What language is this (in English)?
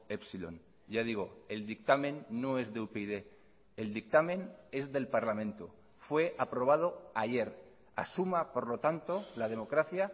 Spanish